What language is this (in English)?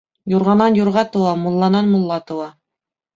Bashkir